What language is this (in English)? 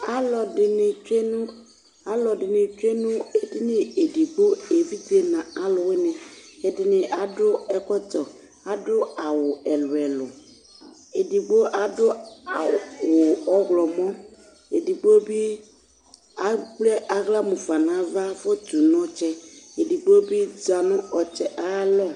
Ikposo